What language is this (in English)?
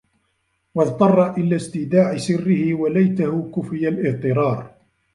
Arabic